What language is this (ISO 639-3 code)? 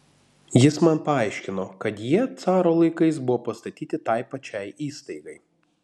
lit